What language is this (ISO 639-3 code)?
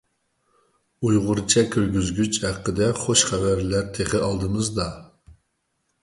uig